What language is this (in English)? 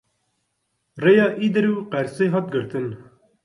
Kurdish